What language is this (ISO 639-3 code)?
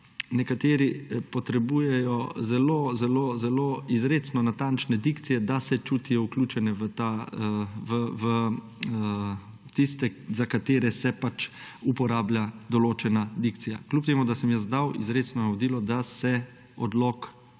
slv